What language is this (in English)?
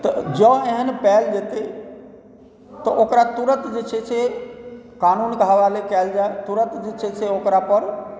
Maithili